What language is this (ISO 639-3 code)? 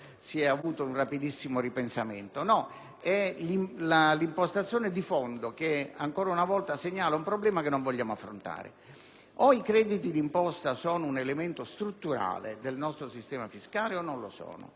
ita